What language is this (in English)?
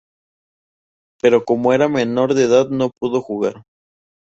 Spanish